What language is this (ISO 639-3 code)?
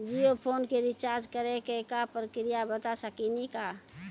mai